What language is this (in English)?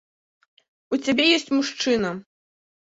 Belarusian